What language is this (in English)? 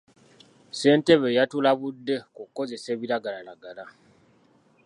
Ganda